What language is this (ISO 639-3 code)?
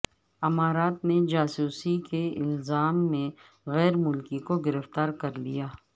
urd